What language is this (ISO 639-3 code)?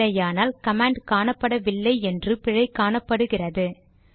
tam